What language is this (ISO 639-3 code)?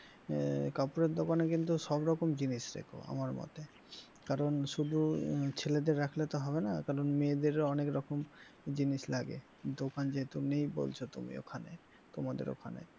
ben